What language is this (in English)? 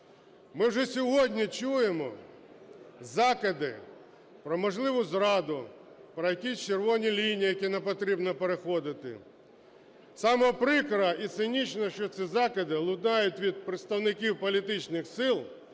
Ukrainian